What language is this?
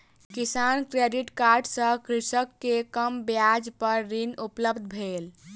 Maithili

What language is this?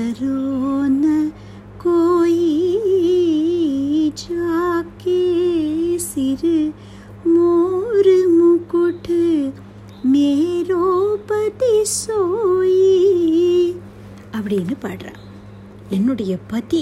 Tamil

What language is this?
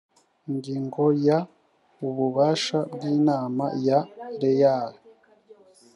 Kinyarwanda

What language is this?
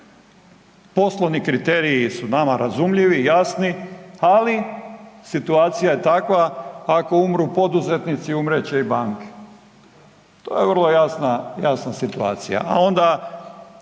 Croatian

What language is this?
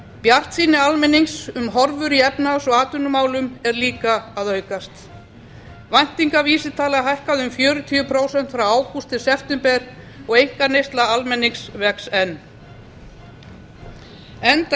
Icelandic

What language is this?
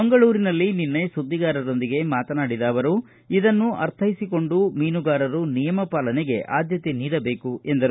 Kannada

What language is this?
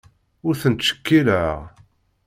Kabyle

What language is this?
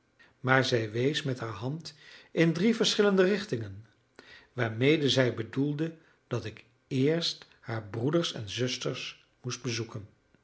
Dutch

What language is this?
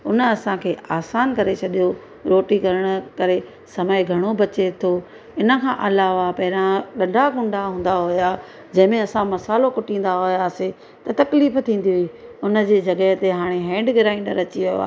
Sindhi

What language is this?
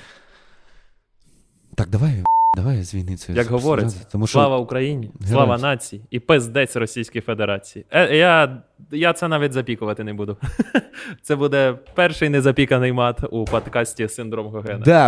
Ukrainian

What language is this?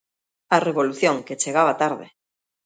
Galician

